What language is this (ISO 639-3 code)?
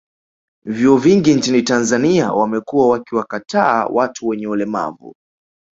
swa